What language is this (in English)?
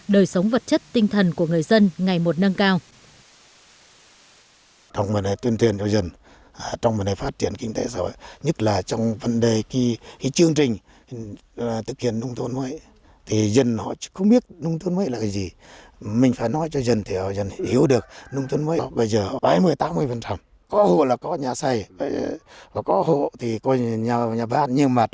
Vietnamese